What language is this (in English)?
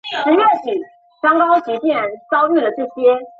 Chinese